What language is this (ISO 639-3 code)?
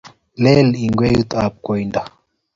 kln